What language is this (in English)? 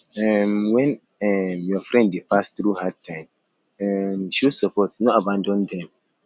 Nigerian Pidgin